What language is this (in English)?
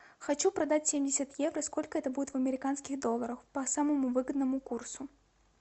Russian